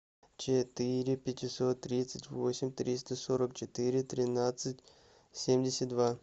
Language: Russian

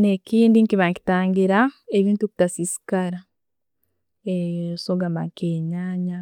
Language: Tooro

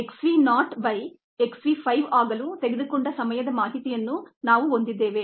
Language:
Kannada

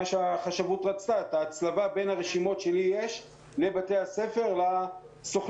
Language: Hebrew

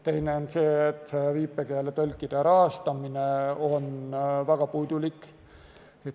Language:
Estonian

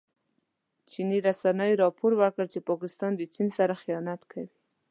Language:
Pashto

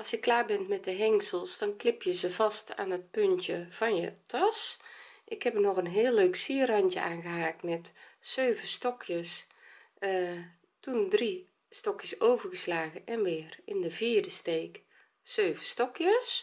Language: Dutch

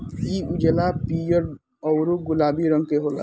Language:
Bhojpuri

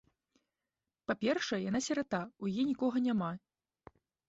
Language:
Belarusian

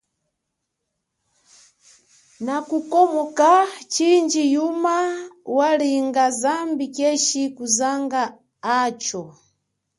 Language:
Chokwe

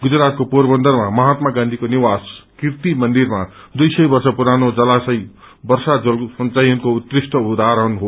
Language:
Nepali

